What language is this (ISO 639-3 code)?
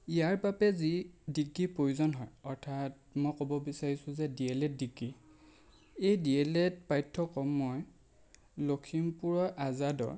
asm